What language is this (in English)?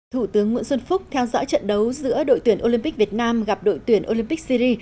Vietnamese